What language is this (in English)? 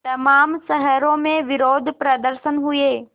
Hindi